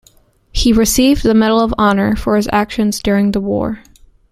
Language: English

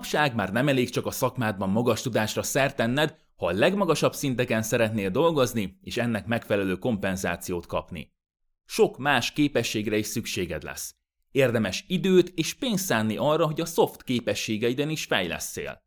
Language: Hungarian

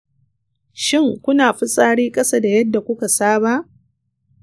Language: Hausa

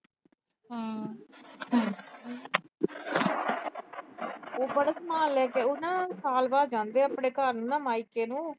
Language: Punjabi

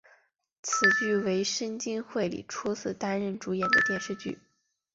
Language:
Chinese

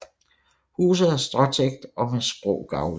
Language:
Danish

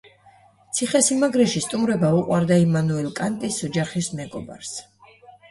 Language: Georgian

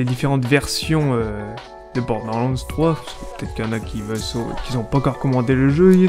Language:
French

